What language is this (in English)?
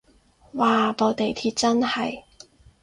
Cantonese